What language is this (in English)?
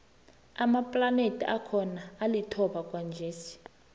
South Ndebele